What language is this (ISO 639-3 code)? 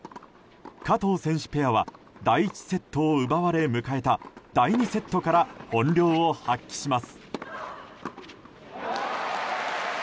jpn